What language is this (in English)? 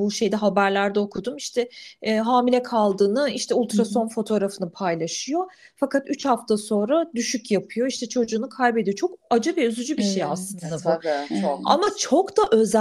Turkish